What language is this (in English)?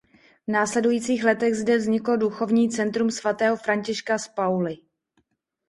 Czech